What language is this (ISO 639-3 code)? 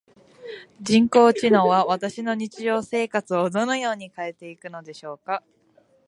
jpn